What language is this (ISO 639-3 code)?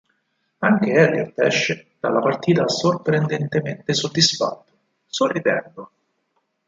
ita